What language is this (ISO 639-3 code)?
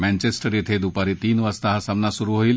mar